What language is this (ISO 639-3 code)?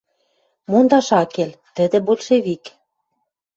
mrj